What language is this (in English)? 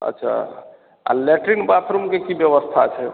Maithili